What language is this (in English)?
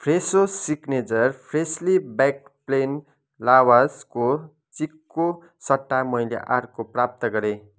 Nepali